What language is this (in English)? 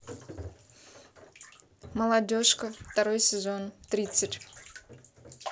Russian